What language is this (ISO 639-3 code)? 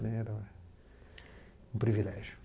por